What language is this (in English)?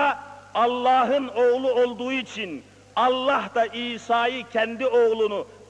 Turkish